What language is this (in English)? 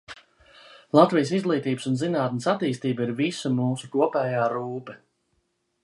Latvian